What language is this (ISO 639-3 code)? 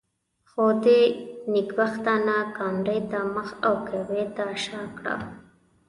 pus